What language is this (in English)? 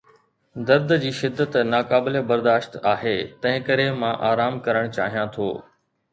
Sindhi